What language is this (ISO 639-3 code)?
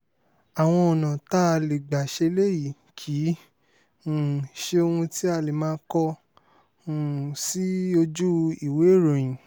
yor